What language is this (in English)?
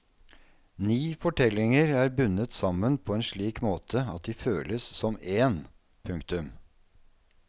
Norwegian